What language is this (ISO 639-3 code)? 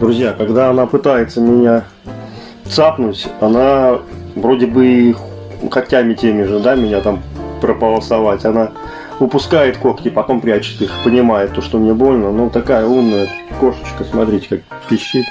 rus